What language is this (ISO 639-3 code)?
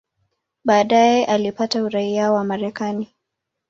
swa